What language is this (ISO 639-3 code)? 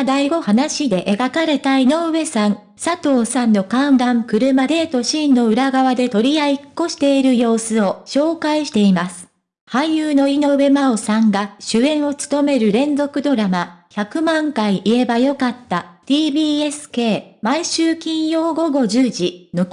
jpn